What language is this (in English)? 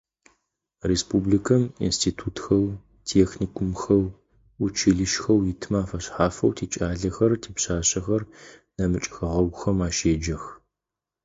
Adyghe